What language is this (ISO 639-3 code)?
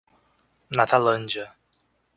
por